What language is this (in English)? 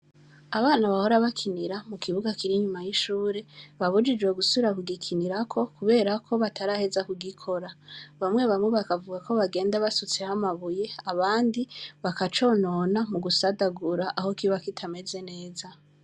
Rundi